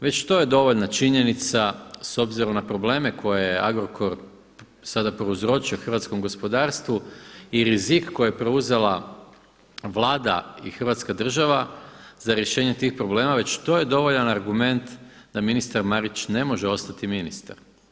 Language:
Croatian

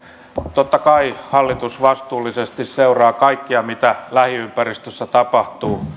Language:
Finnish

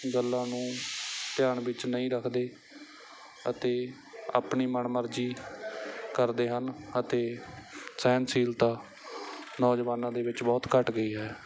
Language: Punjabi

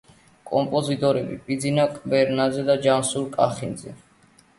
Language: Georgian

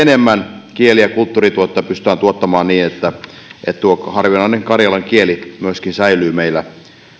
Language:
Finnish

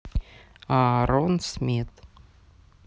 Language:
Russian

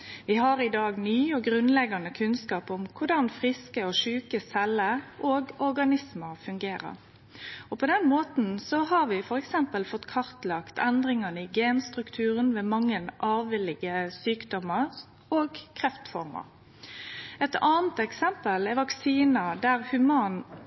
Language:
Norwegian Nynorsk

